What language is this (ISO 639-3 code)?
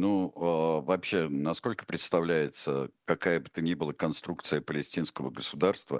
rus